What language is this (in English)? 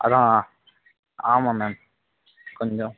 Tamil